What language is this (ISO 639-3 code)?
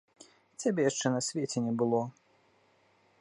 bel